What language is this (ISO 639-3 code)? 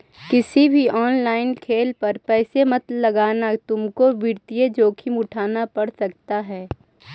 mag